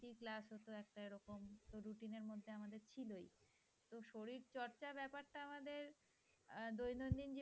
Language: Bangla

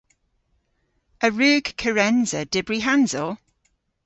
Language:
Cornish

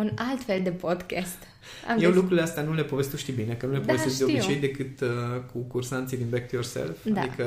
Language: Romanian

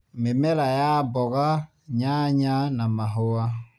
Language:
Kikuyu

